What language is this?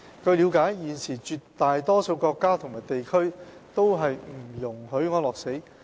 Cantonese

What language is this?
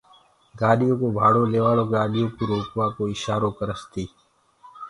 Gurgula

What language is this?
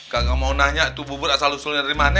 Indonesian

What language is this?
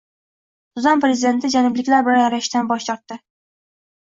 Uzbek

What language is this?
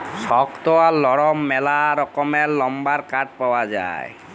Bangla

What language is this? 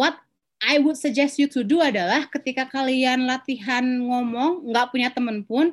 Indonesian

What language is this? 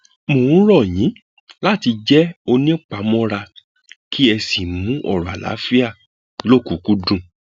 Yoruba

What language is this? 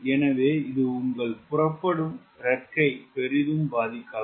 Tamil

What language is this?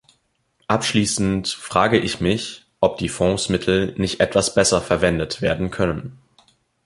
German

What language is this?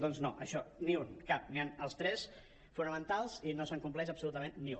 Catalan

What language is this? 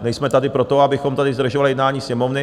Czech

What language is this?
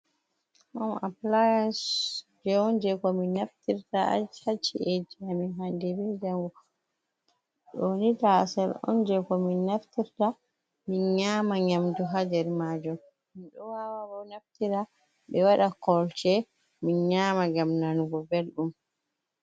Fula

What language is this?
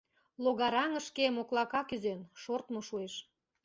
Mari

